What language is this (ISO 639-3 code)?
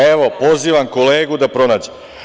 srp